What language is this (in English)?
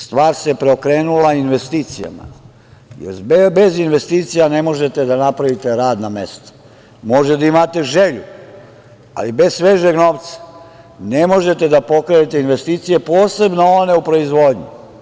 Serbian